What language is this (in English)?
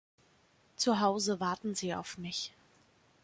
German